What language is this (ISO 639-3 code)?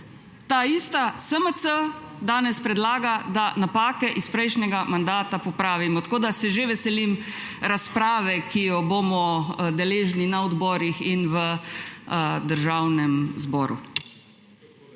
slv